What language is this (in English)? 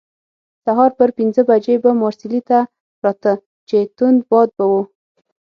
Pashto